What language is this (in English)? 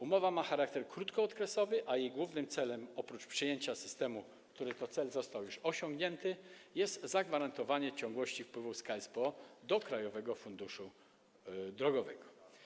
Polish